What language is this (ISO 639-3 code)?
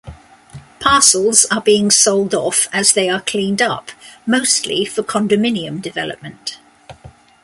eng